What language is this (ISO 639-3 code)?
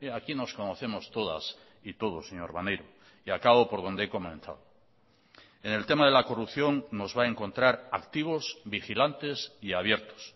spa